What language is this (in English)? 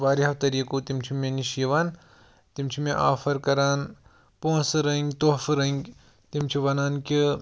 Kashmiri